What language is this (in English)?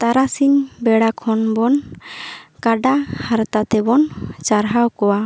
Santali